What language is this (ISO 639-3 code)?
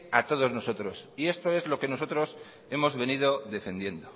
spa